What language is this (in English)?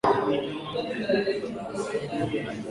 Swahili